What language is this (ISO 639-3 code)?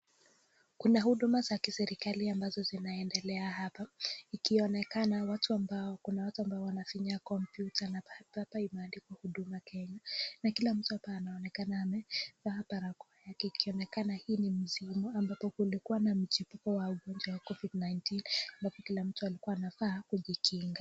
swa